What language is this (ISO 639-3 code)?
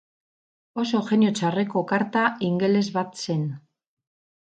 eus